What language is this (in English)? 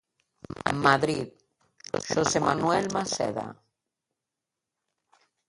Galician